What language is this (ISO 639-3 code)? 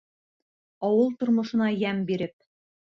bak